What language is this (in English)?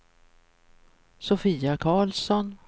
Swedish